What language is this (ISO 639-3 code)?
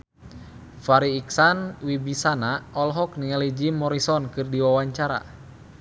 sun